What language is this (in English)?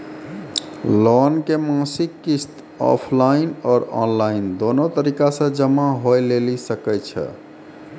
Maithili